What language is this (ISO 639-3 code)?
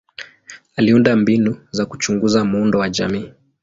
swa